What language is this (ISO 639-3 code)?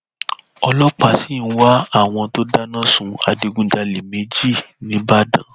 yor